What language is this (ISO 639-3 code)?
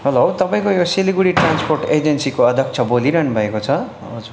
nep